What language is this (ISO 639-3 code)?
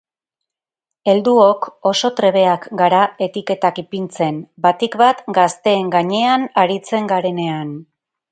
eus